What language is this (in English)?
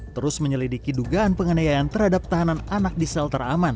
Indonesian